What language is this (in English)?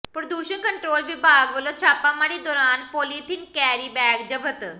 Punjabi